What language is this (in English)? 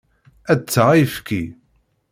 Kabyle